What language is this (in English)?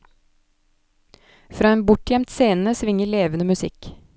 Norwegian